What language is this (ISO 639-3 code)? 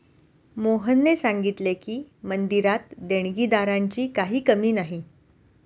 mar